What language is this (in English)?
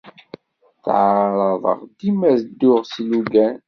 Kabyle